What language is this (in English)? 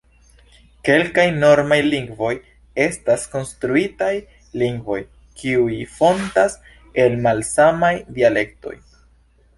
Esperanto